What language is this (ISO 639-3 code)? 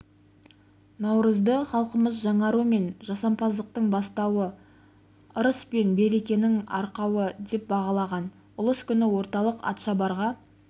kaz